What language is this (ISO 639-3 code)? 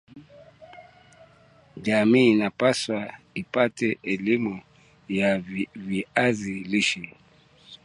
swa